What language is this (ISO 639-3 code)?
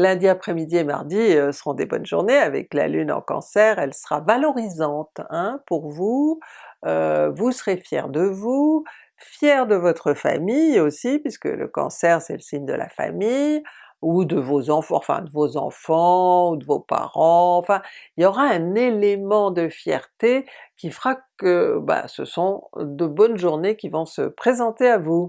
fra